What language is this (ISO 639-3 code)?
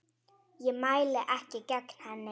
isl